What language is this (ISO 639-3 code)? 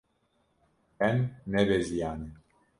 kur